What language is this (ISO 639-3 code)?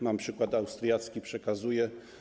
pol